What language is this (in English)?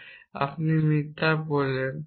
Bangla